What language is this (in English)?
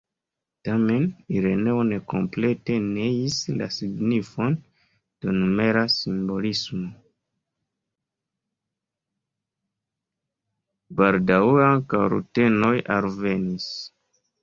Esperanto